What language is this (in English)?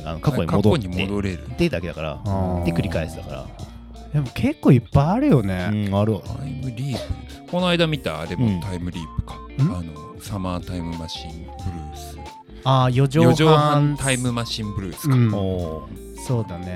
Japanese